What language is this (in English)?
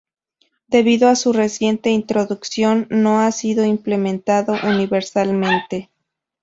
Spanish